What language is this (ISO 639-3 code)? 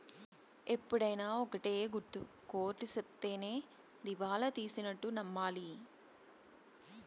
tel